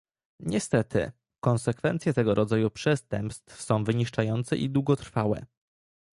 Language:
Polish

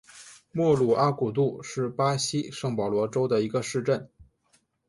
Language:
Chinese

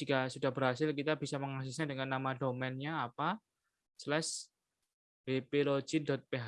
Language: Indonesian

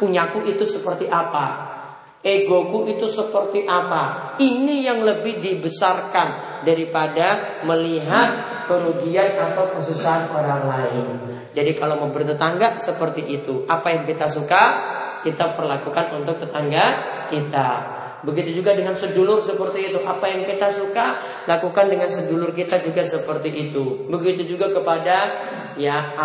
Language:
Indonesian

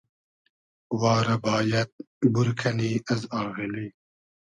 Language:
Hazaragi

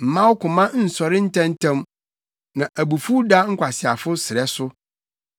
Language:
Akan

